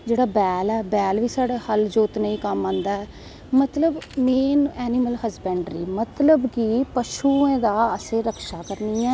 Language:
Dogri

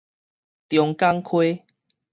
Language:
Min Nan Chinese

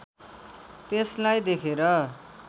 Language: Nepali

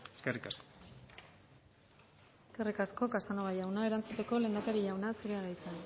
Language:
Basque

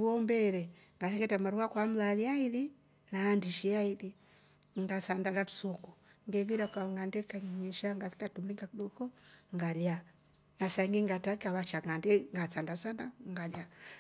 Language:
Rombo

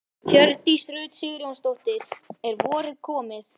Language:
Icelandic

